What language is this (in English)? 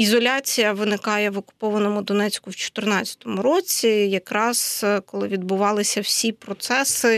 Ukrainian